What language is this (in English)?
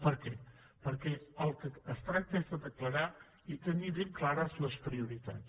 Catalan